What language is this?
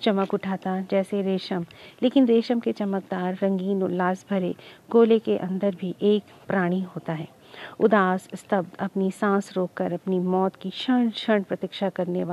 Hindi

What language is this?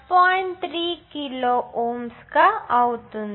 Telugu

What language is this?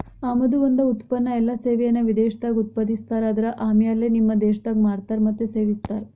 Kannada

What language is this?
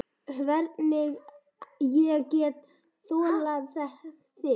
Icelandic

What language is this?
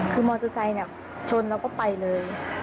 Thai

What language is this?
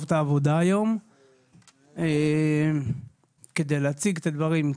Hebrew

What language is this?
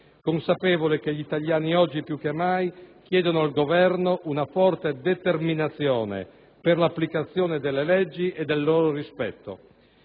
Italian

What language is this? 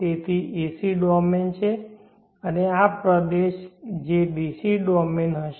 Gujarati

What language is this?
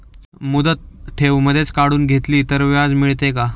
Marathi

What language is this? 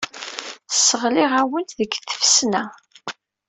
Kabyle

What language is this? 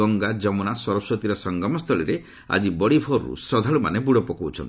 Odia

